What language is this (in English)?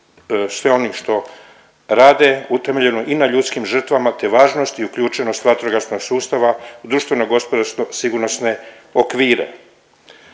Croatian